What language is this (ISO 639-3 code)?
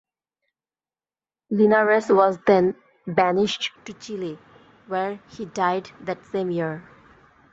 eng